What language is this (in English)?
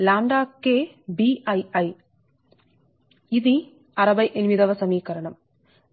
Telugu